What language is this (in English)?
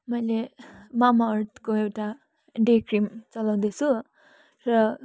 Nepali